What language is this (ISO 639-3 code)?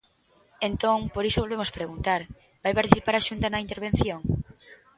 glg